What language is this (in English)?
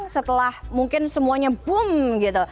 Indonesian